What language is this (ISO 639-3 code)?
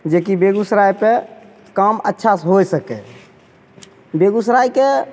mai